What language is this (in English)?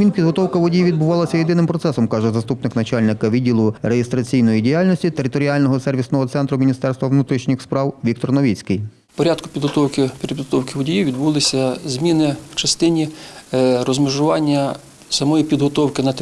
Ukrainian